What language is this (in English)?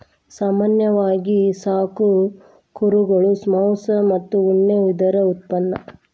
Kannada